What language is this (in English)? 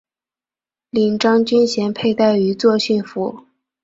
Chinese